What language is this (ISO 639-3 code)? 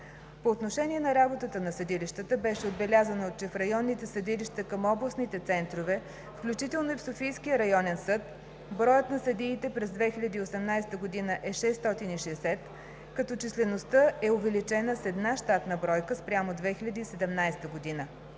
bul